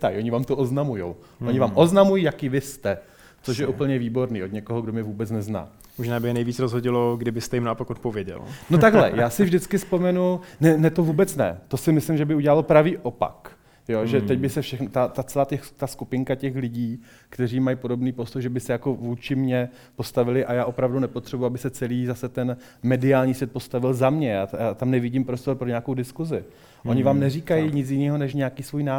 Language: Czech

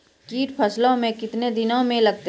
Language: Maithili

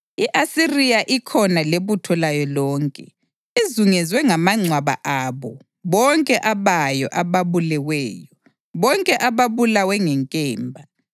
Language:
North Ndebele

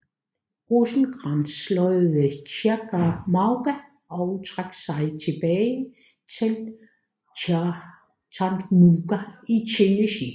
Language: Danish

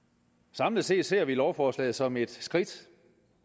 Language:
Danish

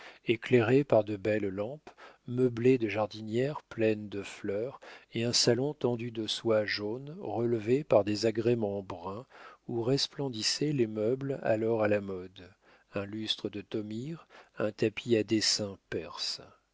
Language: French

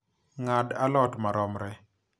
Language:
Luo (Kenya and Tanzania)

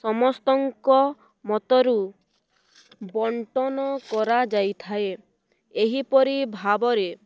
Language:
Odia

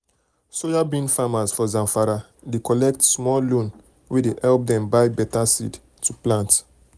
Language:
Nigerian Pidgin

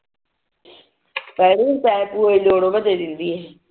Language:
Punjabi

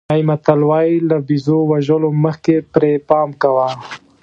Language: Pashto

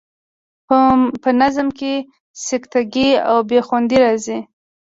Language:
Pashto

